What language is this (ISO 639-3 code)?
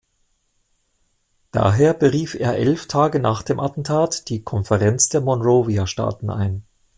deu